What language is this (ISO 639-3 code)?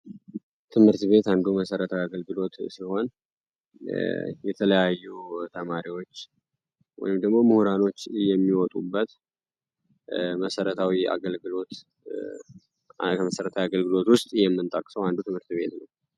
amh